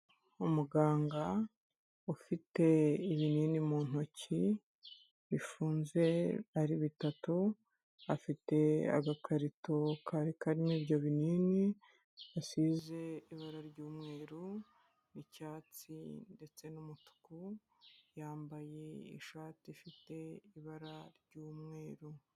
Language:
Kinyarwanda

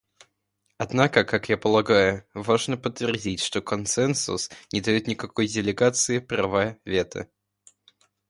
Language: Russian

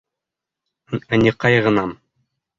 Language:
Bashkir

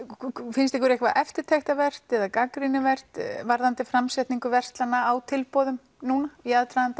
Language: Icelandic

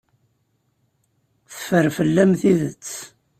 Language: Kabyle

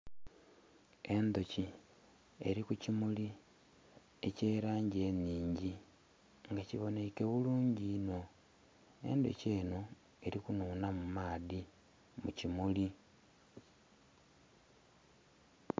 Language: Soga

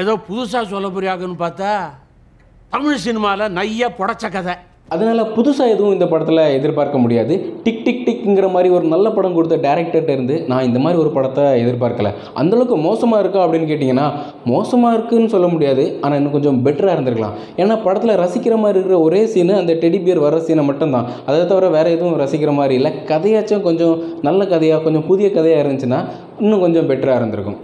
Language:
Tamil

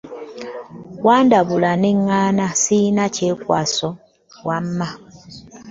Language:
Ganda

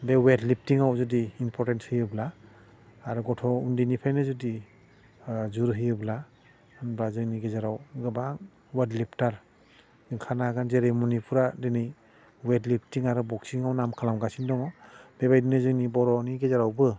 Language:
Bodo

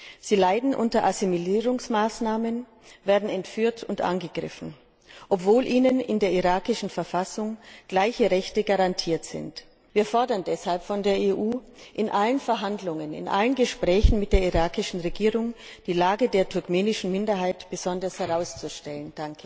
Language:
German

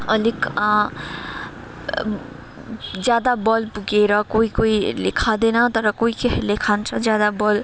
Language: Nepali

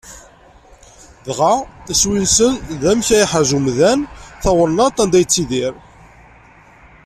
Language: Kabyle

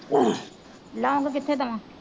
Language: Punjabi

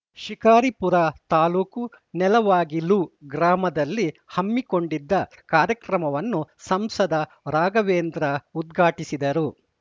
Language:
Kannada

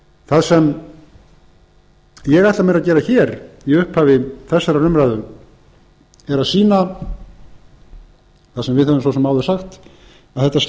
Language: Icelandic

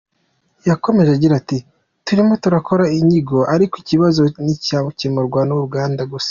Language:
Kinyarwanda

